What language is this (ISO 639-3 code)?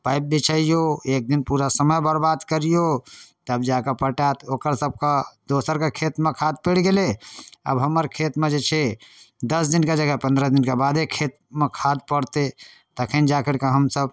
mai